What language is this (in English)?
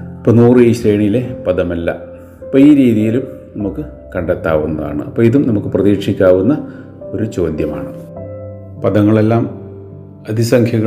Malayalam